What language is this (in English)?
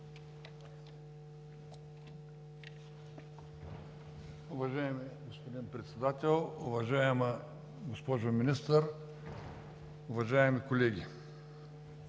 Bulgarian